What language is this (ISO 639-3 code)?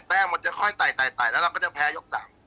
tha